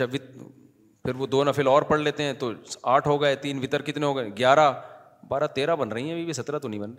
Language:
Urdu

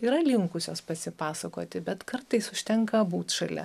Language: Lithuanian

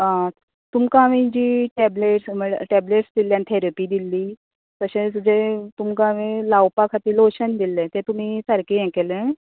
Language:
Konkani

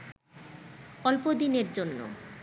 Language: Bangla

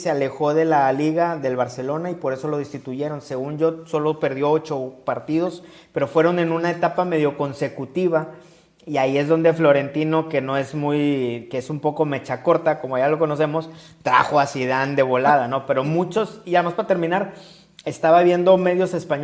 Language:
Spanish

